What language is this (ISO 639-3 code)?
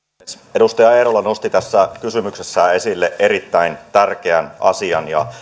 fin